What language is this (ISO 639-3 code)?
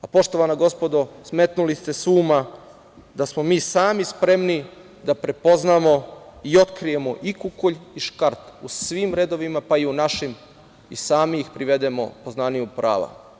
srp